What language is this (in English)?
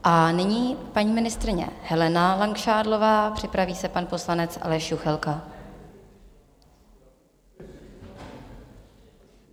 Czech